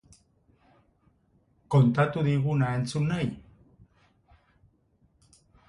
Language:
Basque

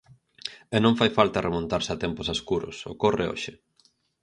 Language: Galician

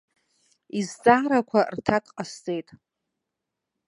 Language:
Abkhazian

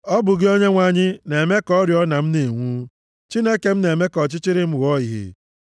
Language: Igbo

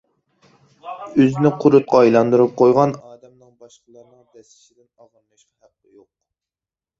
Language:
Uyghur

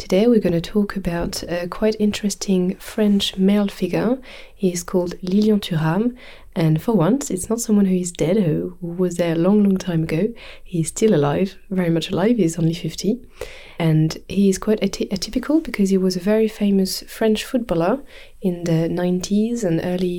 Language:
French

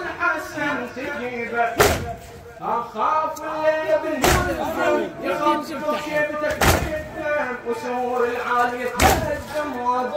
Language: Arabic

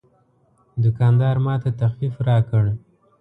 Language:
Pashto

